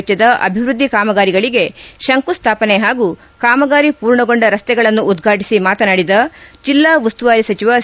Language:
Kannada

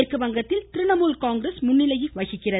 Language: Tamil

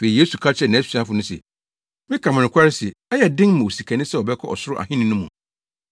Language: Akan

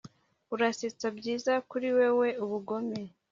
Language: Kinyarwanda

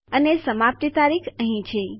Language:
Gujarati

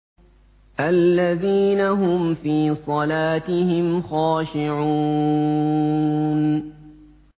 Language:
Arabic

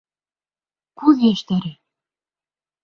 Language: Bashkir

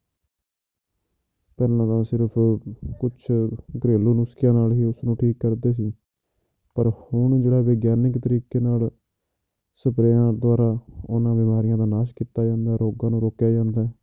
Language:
Punjabi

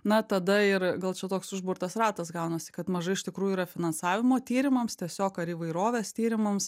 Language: Lithuanian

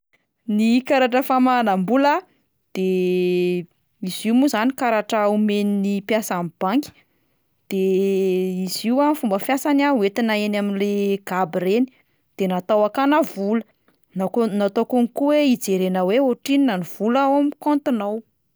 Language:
Malagasy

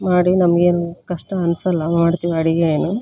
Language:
Kannada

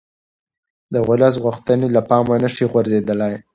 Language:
Pashto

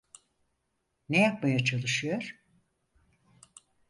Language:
Turkish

